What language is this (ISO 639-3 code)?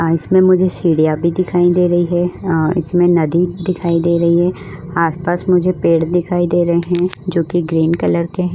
hin